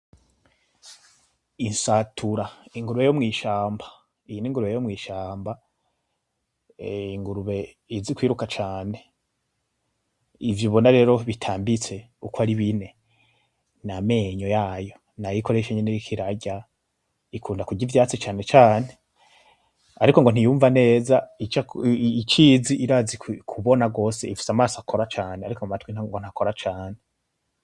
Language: Rundi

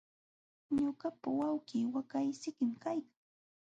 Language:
Jauja Wanca Quechua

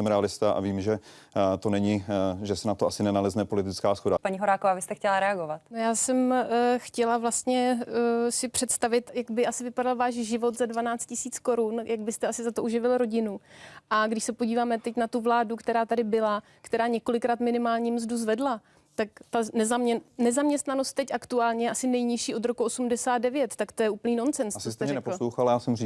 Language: Czech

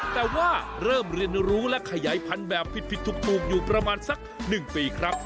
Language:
Thai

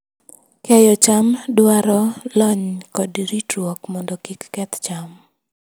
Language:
Luo (Kenya and Tanzania)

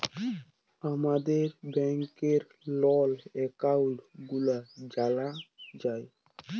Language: Bangla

